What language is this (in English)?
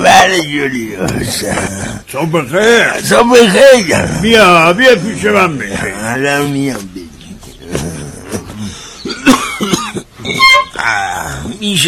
Persian